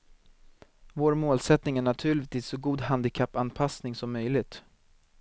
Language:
Swedish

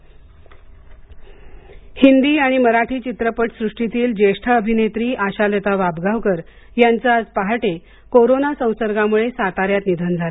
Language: Marathi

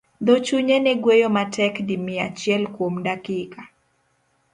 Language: Luo (Kenya and Tanzania)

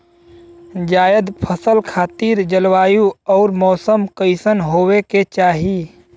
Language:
Bhojpuri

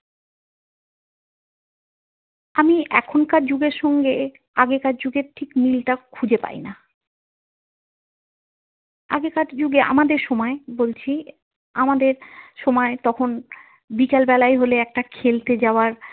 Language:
Bangla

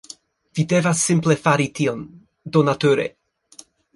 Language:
Esperanto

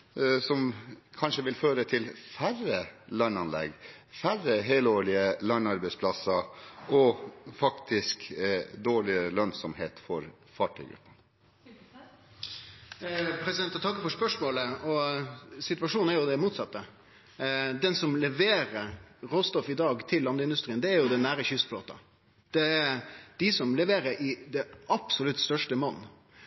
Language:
Norwegian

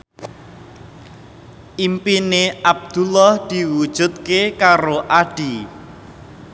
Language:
Javanese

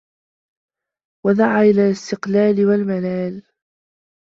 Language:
Arabic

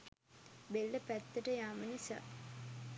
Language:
Sinhala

